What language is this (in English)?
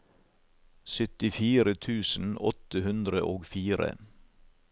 Norwegian